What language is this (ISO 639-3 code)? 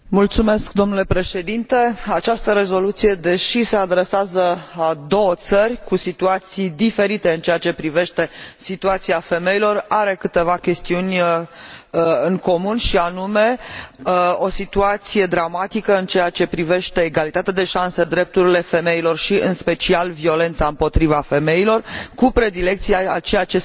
ron